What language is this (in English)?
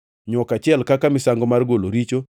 Luo (Kenya and Tanzania)